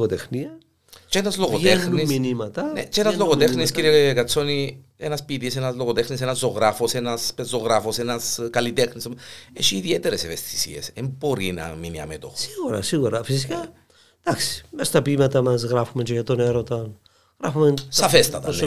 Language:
Greek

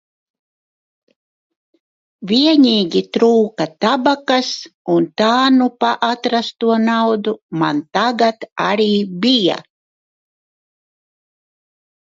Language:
Latvian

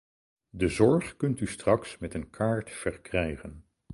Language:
Dutch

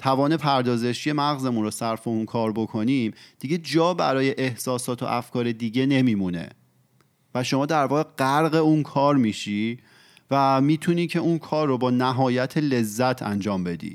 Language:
Persian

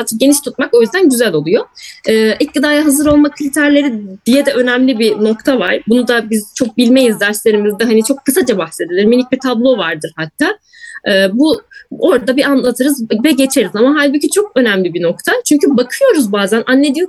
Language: Turkish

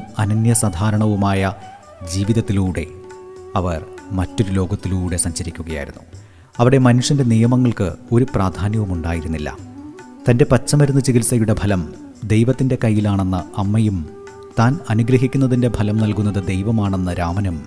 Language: Malayalam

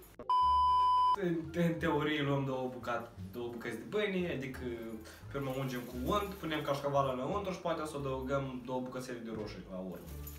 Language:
Romanian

